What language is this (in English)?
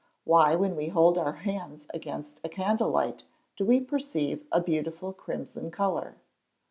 English